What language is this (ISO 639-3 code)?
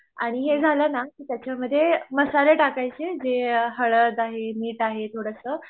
mar